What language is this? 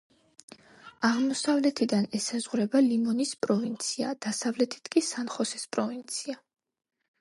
Georgian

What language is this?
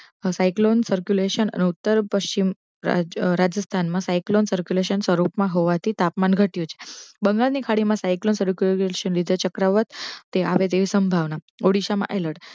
Gujarati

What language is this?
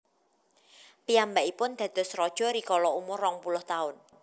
Javanese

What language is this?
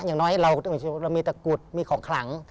Thai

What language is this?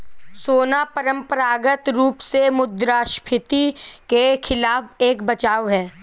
Hindi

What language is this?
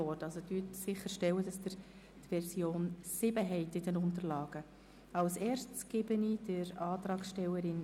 Swiss German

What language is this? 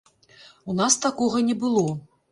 Belarusian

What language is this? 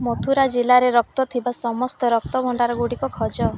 Odia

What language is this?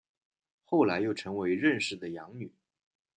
Chinese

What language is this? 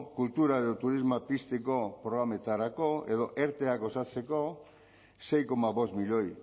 Basque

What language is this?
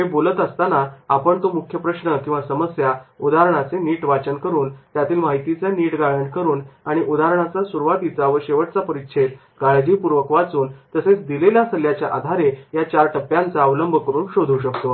Marathi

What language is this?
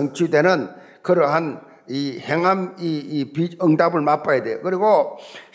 Korean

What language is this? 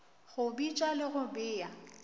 Northern Sotho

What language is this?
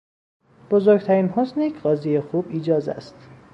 Persian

